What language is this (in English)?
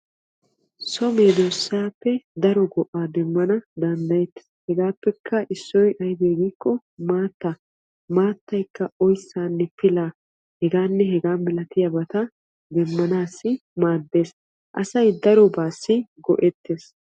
Wolaytta